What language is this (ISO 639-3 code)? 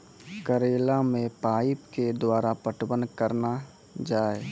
mai